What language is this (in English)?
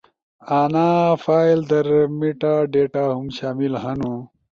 Ushojo